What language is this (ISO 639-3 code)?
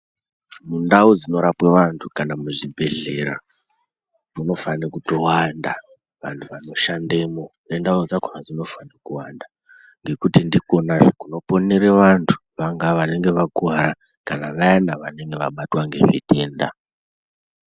ndc